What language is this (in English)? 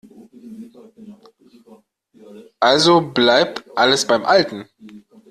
German